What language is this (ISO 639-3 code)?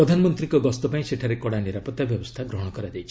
ori